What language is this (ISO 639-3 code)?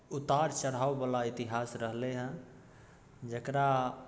mai